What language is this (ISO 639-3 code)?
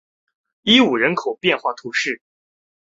zho